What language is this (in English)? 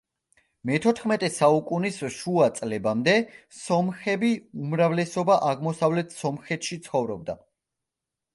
Georgian